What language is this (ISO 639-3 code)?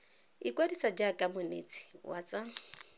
tsn